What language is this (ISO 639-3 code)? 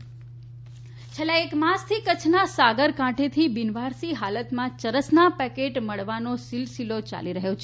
guj